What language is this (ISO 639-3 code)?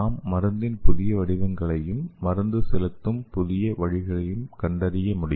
tam